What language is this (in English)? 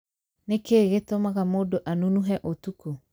Kikuyu